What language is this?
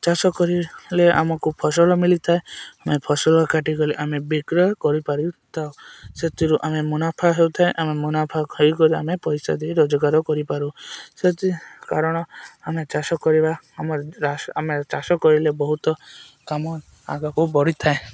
Odia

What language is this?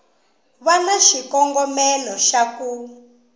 Tsonga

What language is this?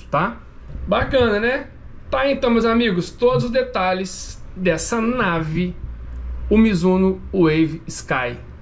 Portuguese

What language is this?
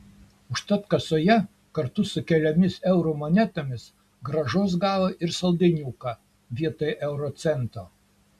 Lithuanian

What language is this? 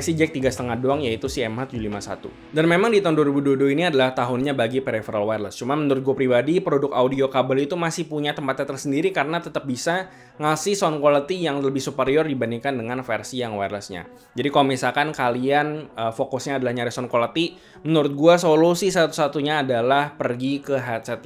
Indonesian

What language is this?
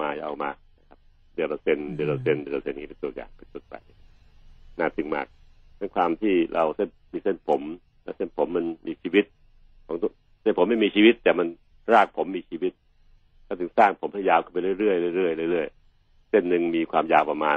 Thai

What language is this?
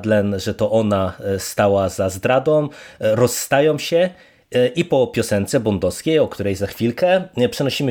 Polish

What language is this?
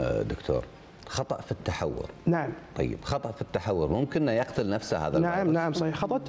Arabic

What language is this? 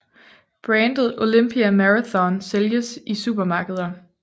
Danish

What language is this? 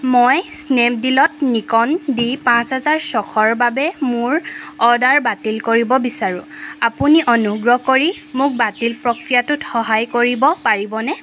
Assamese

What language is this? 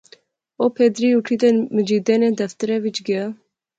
Pahari-Potwari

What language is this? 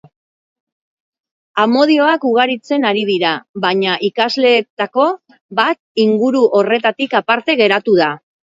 Basque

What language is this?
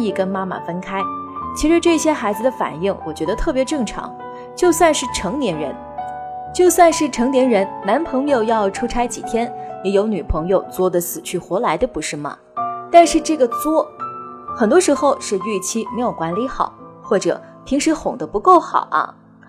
Chinese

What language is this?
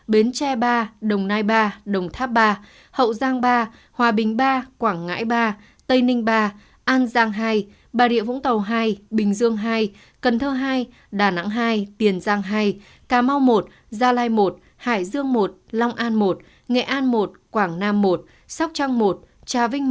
Vietnamese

